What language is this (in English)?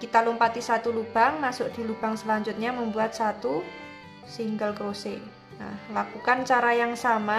Indonesian